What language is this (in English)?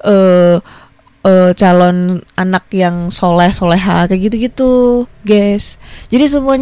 Indonesian